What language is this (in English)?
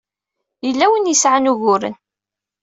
Kabyle